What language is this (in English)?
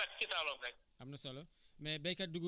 Wolof